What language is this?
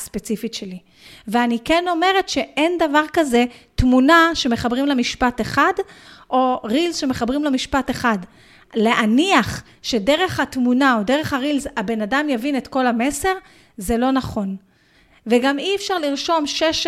Hebrew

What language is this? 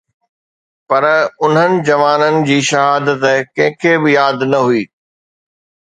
Sindhi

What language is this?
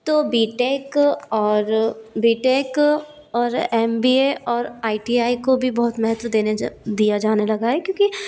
Hindi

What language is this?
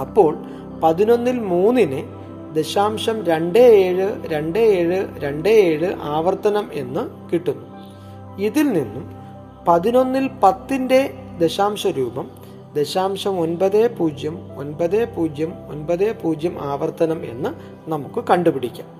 Malayalam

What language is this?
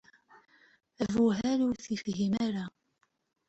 Kabyle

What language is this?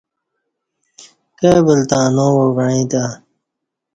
Kati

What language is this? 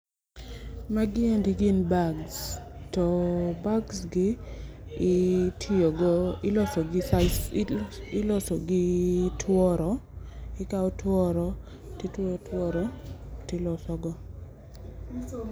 Luo (Kenya and Tanzania)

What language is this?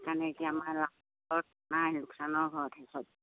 Assamese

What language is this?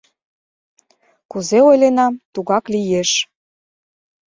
Mari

